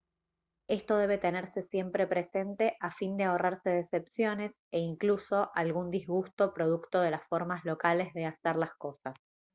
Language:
Spanish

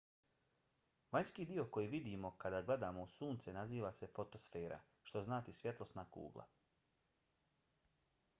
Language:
Bosnian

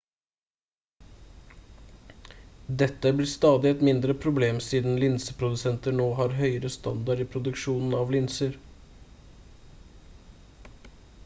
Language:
Norwegian Bokmål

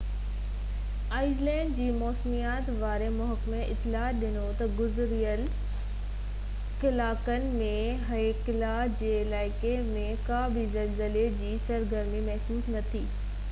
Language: Sindhi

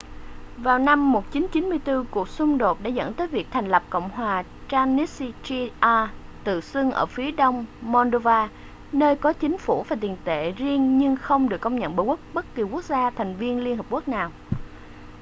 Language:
Vietnamese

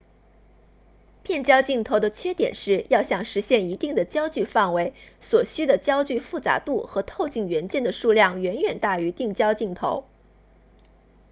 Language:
Chinese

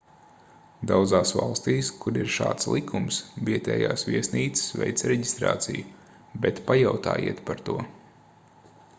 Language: Latvian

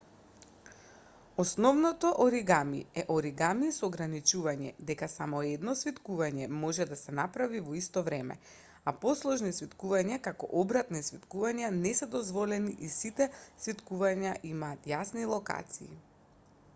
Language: Macedonian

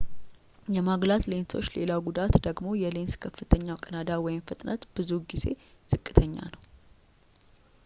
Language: Amharic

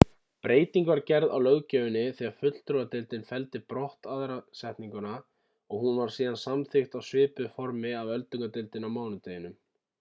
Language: Icelandic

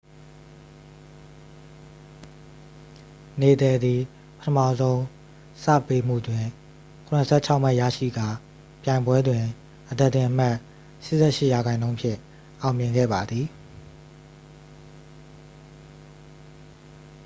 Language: Burmese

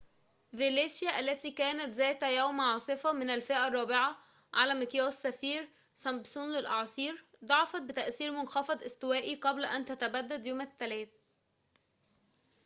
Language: Arabic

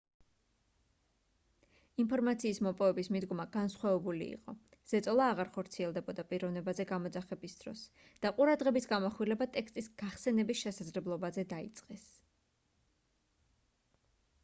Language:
Georgian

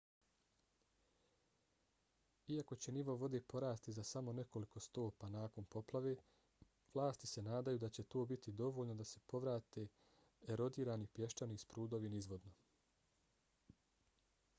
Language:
Bosnian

